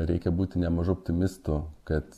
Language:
Lithuanian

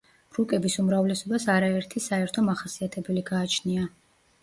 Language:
Georgian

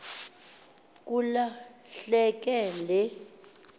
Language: Xhosa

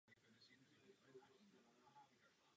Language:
Czech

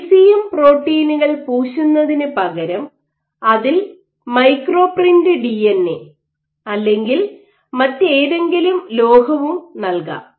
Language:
Malayalam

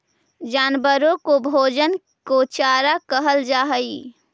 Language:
Magahi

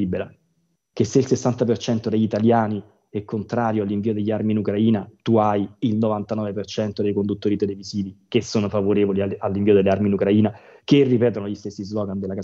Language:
Italian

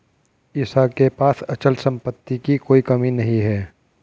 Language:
Hindi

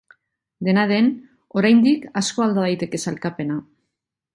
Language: Basque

